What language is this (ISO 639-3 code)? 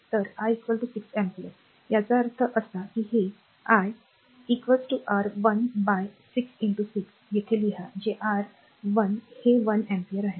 mar